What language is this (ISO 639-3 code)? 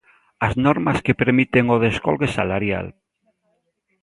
glg